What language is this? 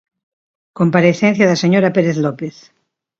Galician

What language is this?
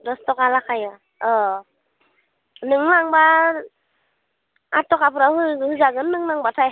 Bodo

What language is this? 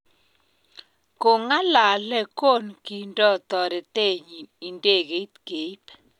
Kalenjin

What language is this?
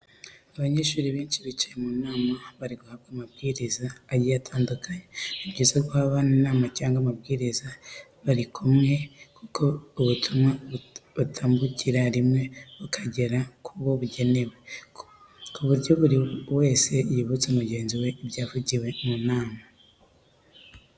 Kinyarwanda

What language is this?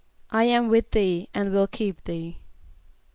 English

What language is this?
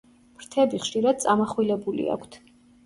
Georgian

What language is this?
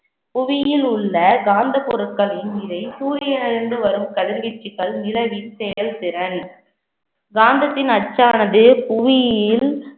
Tamil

